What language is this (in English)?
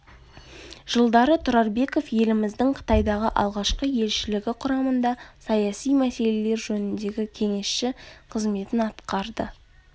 Kazakh